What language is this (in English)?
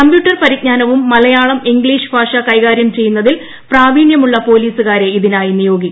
Malayalam